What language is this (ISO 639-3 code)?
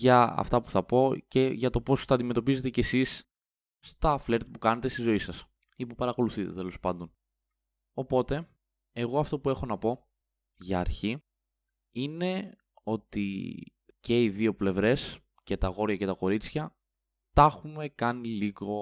ell